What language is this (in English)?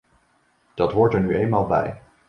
Dutch